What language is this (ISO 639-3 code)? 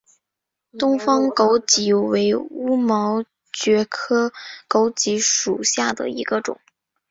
zho